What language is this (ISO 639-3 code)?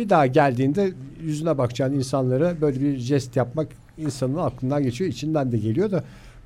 tur